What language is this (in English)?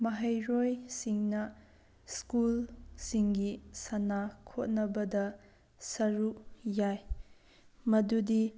Manipuri